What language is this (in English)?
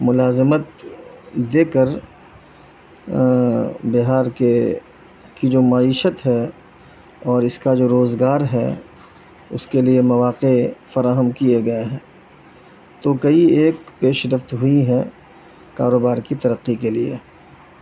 Urdu